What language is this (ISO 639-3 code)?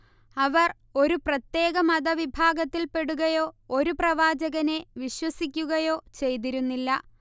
mal